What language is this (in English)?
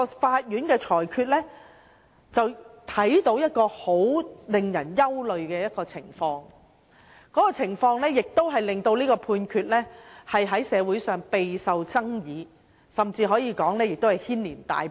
Cantonese